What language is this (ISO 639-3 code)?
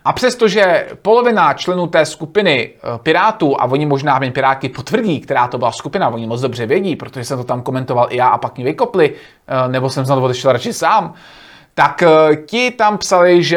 ces